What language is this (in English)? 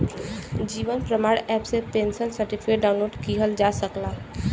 Bhojpuri